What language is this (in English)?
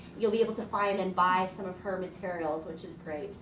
English